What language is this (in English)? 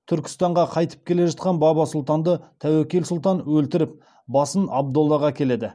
Kazakh